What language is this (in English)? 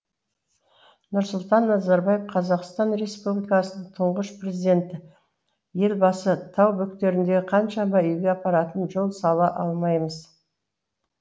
Kazakh